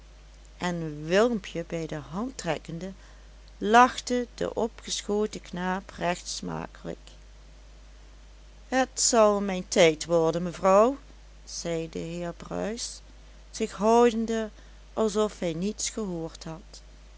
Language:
Dutch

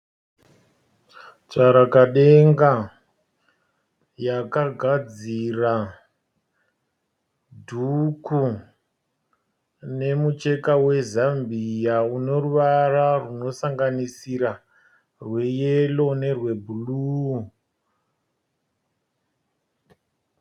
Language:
Shona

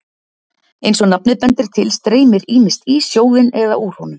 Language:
Icelandic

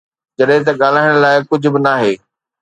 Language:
Sindhi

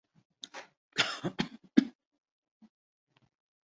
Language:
Urdu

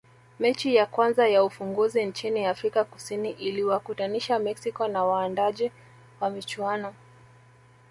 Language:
Swahili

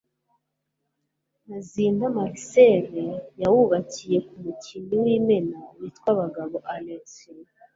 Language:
Kinyarwanda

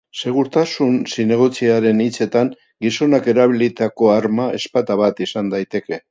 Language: Basque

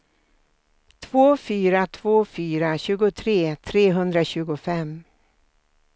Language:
Swedish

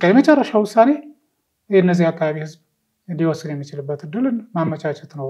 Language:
Arabic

